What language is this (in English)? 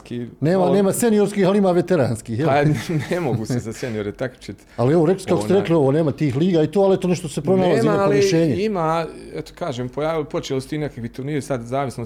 Croatian